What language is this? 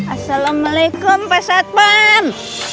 Indonesian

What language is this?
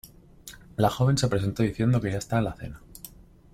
Spanish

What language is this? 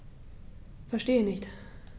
German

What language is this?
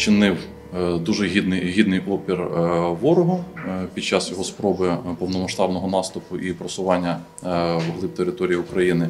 Ukrainian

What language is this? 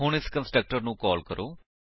Punjabi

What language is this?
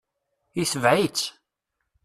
Kabyle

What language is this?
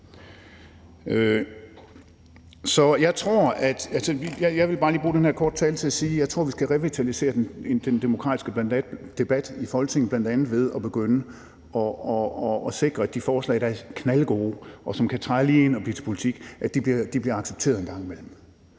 Danish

